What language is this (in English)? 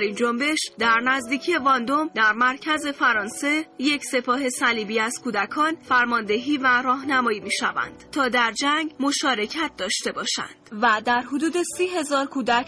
Persian